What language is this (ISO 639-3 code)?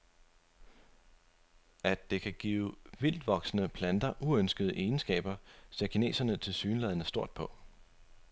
dan